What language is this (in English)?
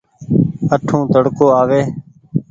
Goaria